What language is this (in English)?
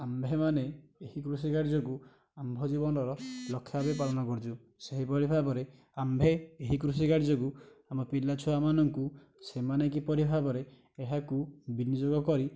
Odia